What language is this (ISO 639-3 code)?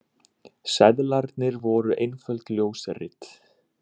isl